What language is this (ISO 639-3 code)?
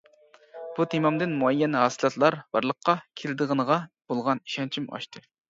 uig